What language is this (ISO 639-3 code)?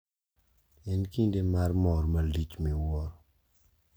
luo